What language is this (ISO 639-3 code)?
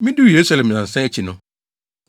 aka